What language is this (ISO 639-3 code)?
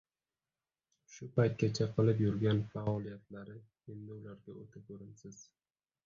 uzb